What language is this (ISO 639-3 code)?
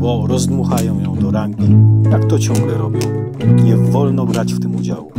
pol